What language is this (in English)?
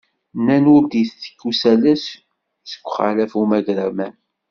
Kabyle